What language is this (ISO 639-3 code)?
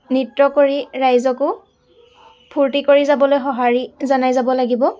asm